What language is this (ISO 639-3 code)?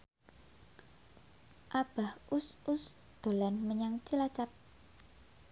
jav